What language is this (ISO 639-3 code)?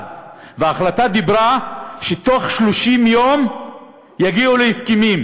heb